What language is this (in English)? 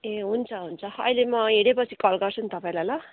Nepali